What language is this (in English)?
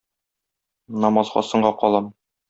Tatar